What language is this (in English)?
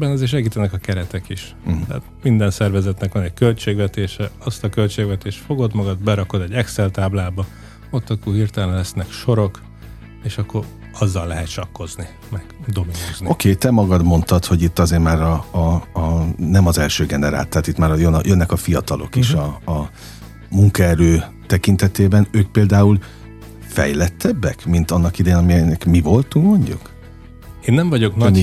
Hungarian